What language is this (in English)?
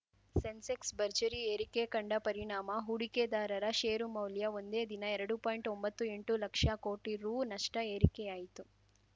Kannada